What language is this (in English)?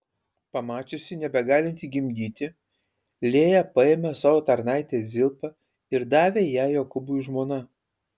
Lithuanian